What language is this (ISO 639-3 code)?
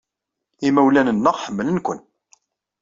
kab